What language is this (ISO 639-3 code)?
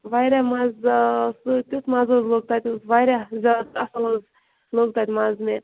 kas